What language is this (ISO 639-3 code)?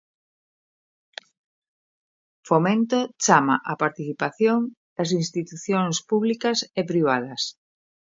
glg